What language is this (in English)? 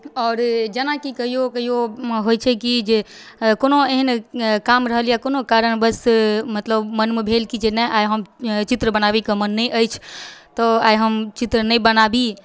Maithili